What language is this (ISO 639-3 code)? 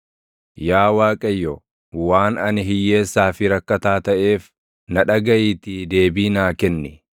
orm